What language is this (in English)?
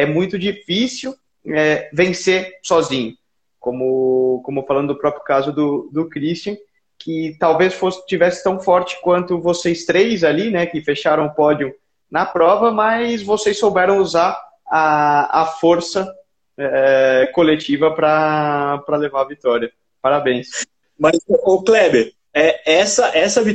Portuguese